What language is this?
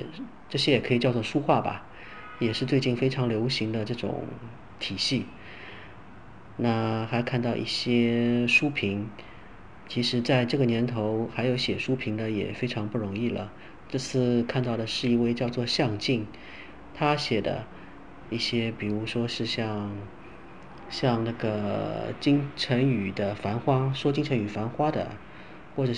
Chinese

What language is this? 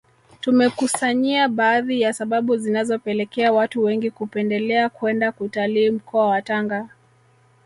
Swahili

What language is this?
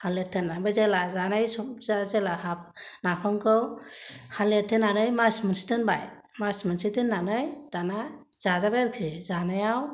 Bodo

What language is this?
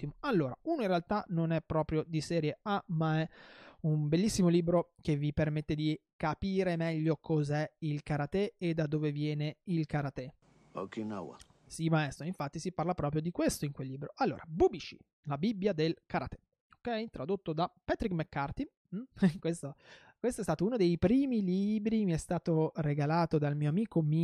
Italian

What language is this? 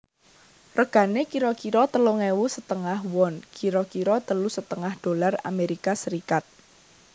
Javanese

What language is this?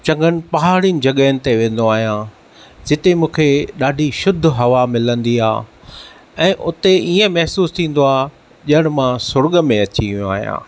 Sindhi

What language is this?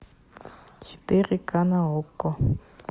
Russian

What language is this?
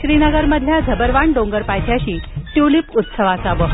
Marathi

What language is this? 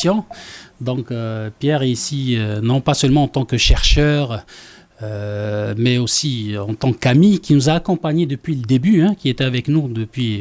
French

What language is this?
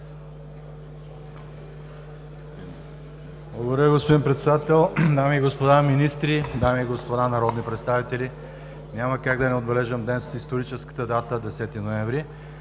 Bulgarian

